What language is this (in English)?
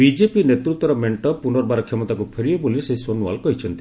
Odia